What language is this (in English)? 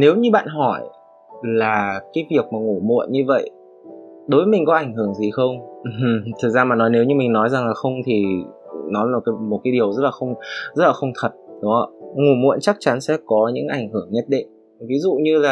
Vietnamese